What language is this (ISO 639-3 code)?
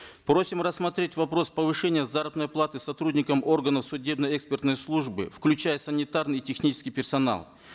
kaz